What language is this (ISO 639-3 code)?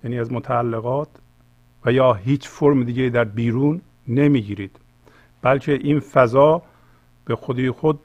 fas